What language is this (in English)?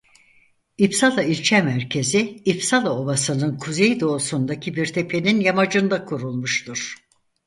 Turkish